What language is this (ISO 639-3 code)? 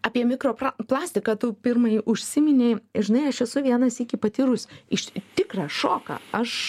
lit